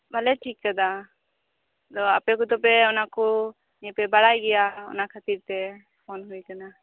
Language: Santali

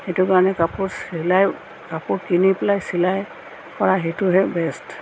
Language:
Assamese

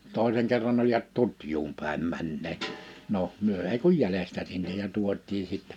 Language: Finnish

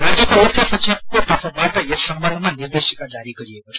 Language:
Nepali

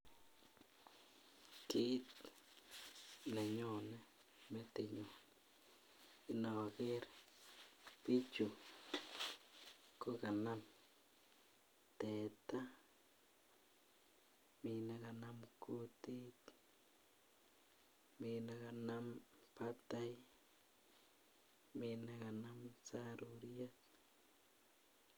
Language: Kalenjin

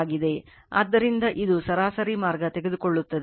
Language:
Kannada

